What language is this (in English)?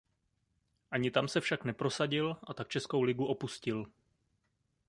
Czech